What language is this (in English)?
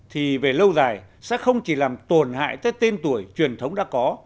Vietnamese